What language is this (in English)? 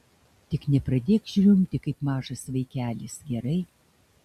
Lithuanian